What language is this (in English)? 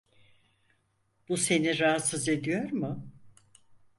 Turkish